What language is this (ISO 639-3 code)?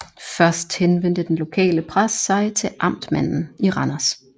dan